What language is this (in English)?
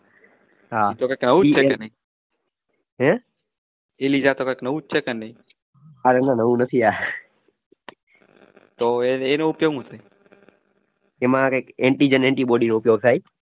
Gujarati